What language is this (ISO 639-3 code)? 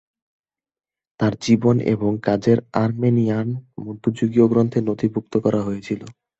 ben